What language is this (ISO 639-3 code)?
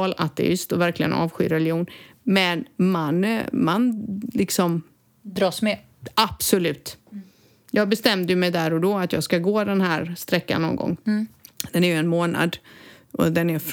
swe